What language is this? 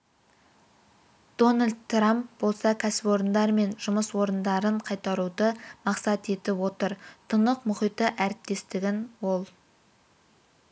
Kazakh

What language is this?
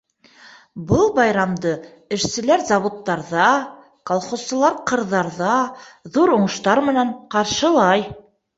Bashkir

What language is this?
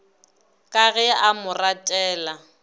Northern Sotho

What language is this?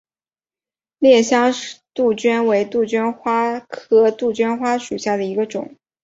Chinese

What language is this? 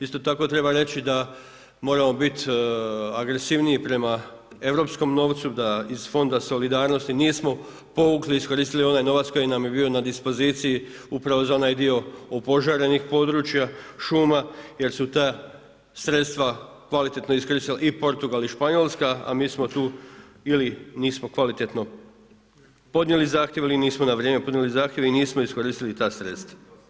Croatian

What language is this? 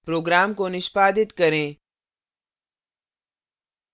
Hindi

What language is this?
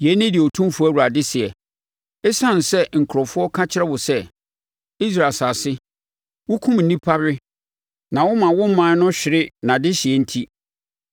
Akan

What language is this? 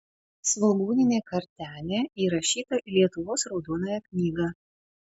Lithuanian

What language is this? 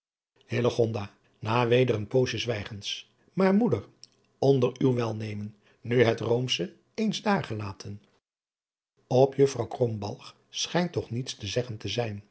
Dutch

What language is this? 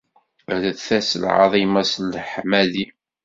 Kabyle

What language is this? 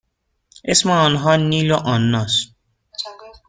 Persian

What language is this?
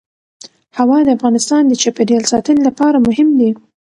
Pashto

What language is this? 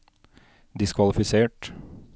Norwegian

